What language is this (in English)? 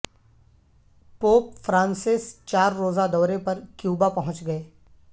Urdu